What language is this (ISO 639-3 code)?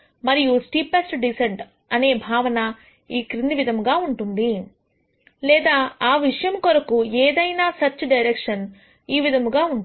tel